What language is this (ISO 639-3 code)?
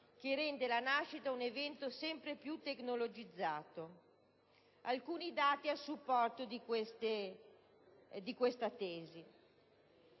ita